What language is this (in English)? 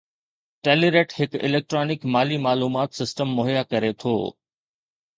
Sindhi